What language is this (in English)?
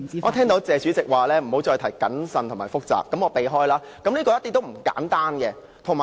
Cantonese